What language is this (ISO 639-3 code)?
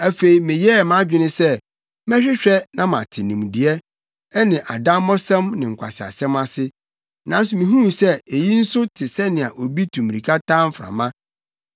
aka